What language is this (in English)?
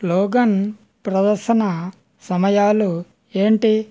Telugu